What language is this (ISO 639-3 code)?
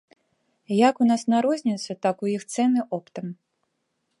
bel